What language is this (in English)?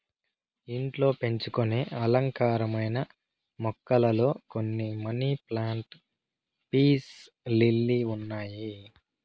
Telugu